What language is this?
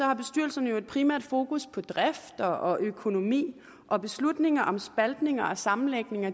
Danish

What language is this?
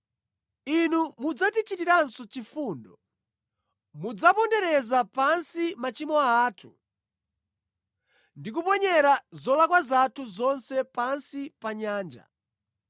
Nyanja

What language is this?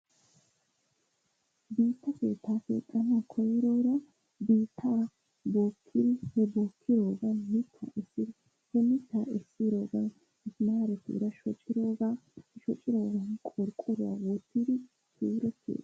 Wolaytta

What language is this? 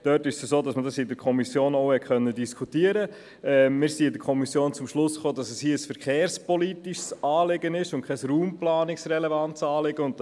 Swiss German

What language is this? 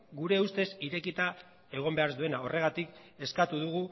Basque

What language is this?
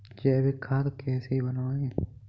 Hindi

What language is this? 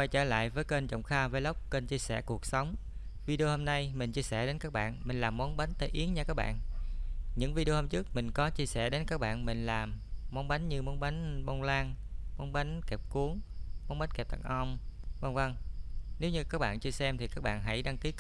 Vietnamese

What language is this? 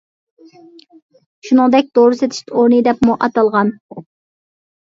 Uyghur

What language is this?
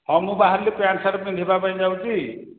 Odia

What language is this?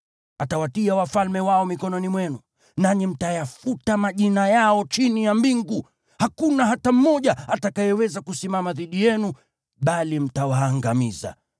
Swahili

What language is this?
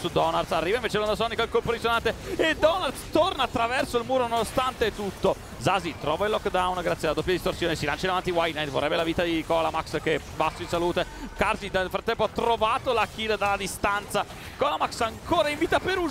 Italian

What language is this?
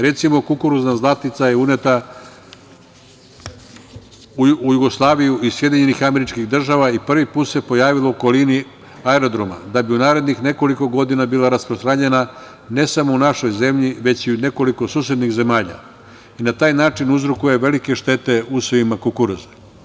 Serbian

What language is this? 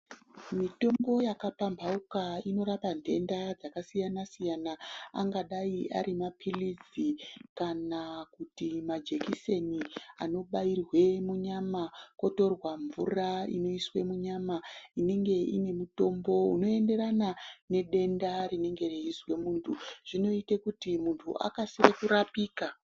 Ndau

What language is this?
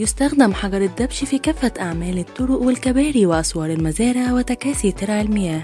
Arabic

